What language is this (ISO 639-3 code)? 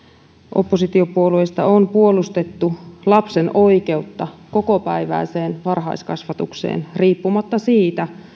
fin